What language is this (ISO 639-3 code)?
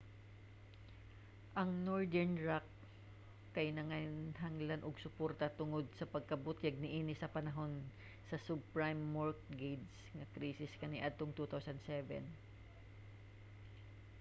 ceb